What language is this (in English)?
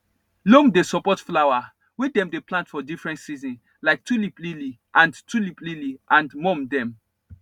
Nigerian Pidgin